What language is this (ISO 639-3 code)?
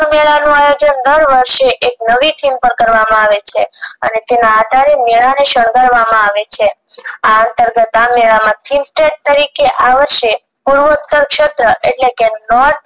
guj